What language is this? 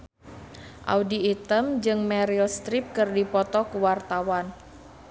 Sundanese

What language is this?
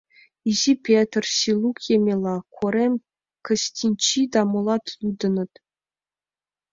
Mari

